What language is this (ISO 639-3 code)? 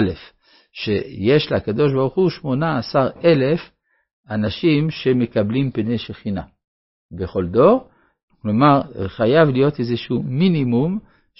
heb